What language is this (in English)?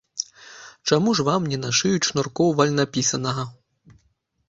Belarusian